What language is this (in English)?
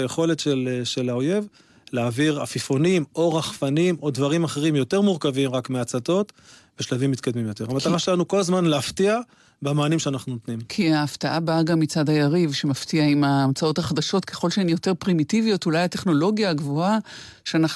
Hebrew